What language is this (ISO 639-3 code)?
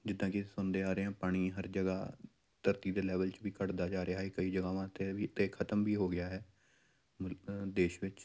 pan